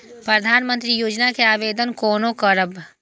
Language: Maithili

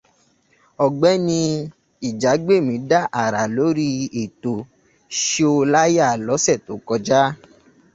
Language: Yoruba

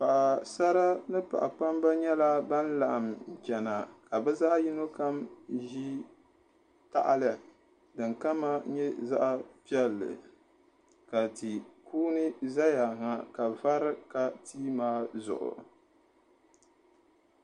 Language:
Dagbani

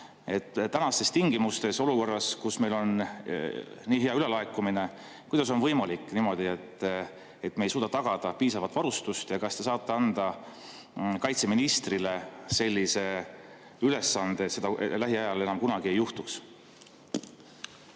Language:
Estonian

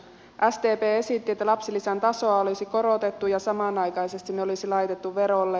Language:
Finnish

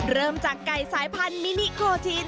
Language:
Thai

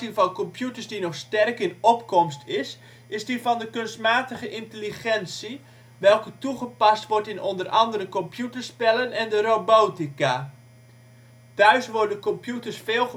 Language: Dutch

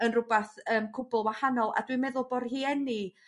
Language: Welsh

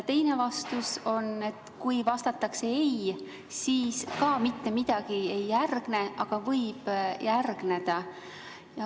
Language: Estonian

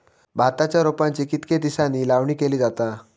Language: Marathi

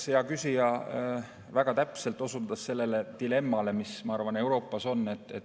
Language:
Estonian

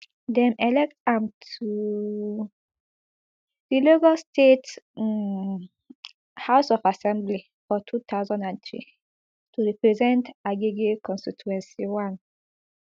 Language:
Nigerian Pidgin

